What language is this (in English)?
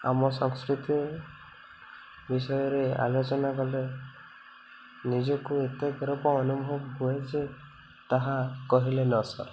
Odia